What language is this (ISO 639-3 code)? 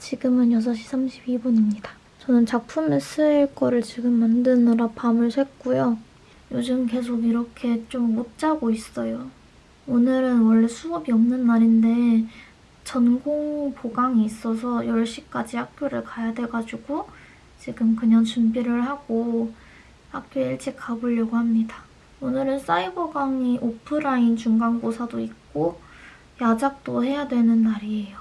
kor